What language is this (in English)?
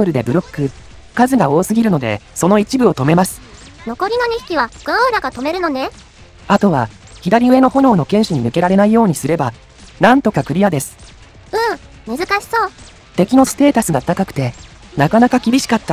Japanese